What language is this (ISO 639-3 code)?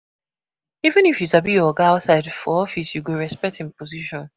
pcm